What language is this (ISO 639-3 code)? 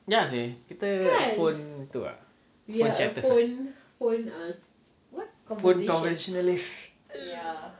eng